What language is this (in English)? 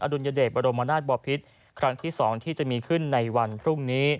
Thai